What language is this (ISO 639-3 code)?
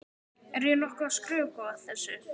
isl